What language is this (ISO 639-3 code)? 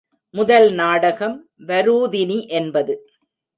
tam